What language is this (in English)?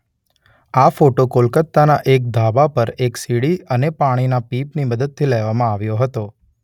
Gujarati